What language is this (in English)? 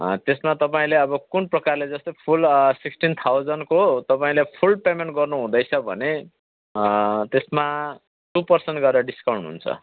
Nepali